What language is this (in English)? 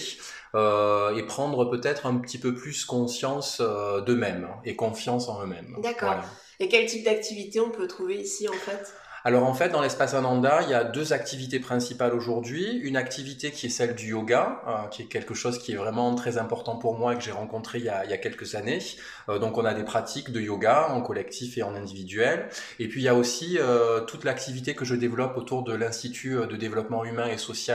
French